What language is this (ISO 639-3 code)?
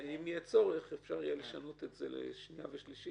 heb